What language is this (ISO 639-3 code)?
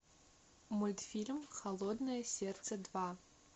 rus